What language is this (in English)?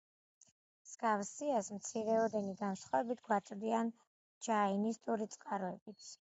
Georgian